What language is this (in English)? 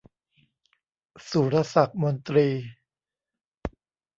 Thai